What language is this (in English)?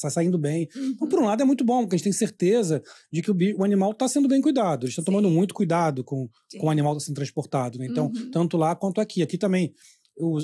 Portuguese